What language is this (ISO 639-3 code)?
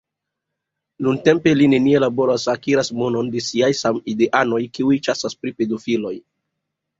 epo